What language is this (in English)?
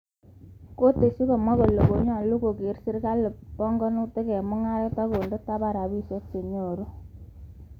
Kalenjin